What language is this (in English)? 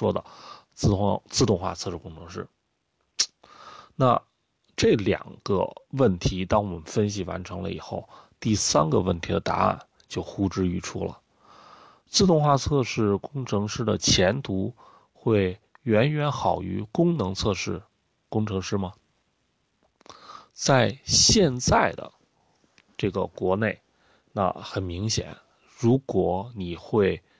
Chinese